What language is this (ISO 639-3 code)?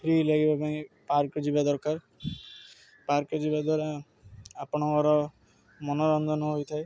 ori